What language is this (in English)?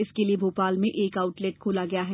Hindi